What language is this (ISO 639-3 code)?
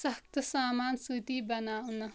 kas